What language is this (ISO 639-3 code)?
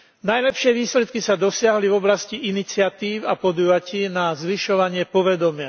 slk